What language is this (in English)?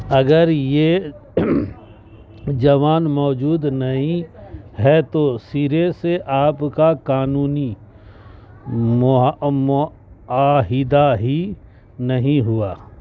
Urdu